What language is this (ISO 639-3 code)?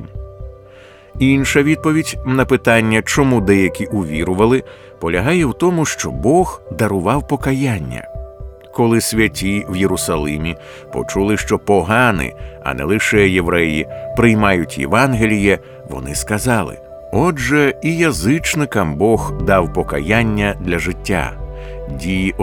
ukr